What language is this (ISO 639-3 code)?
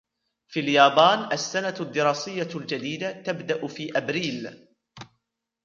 ara